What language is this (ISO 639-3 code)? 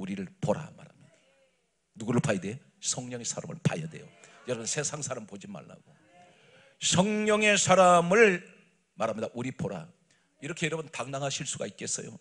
kor